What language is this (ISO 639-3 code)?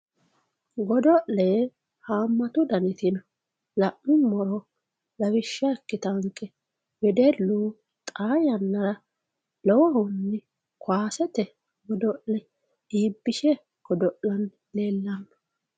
sid